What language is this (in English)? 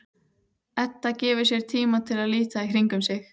Icelandic